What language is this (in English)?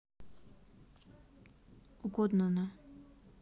Russian